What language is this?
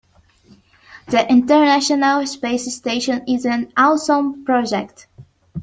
English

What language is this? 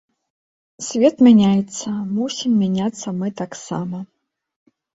Belarusian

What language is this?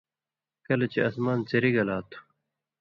Indus Kohistani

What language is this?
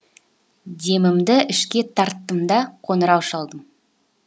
Kazakh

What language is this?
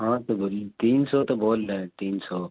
Urdu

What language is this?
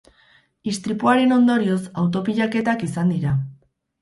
Basque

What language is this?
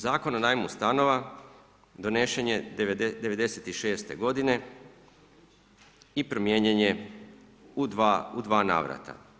Croatian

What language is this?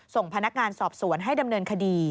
Thai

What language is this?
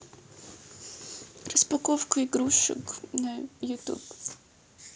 Russian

